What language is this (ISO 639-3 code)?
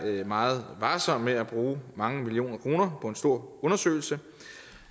dan